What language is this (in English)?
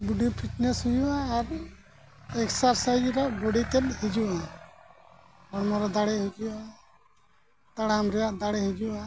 Santali